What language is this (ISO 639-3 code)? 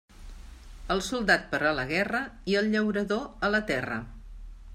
cat